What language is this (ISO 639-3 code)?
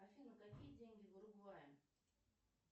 rus